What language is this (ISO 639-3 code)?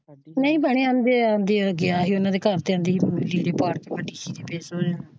pan